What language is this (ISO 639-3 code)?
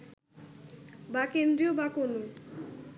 ben